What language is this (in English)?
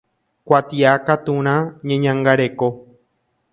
Guarani